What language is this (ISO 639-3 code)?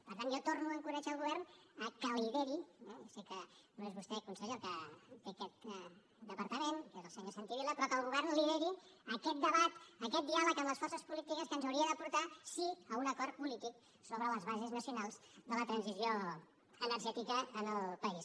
cat